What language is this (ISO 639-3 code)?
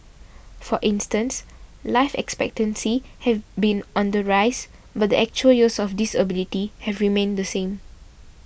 eng